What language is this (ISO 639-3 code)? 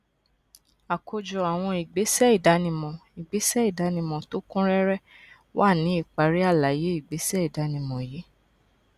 yor